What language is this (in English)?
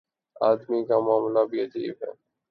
Urdu